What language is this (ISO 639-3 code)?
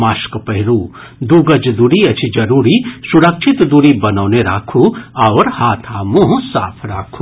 mai